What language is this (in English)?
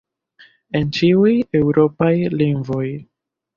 Esperanto